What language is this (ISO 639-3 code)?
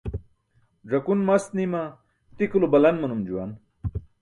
bsk